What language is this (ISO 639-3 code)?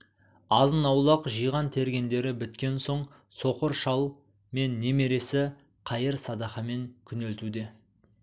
kaz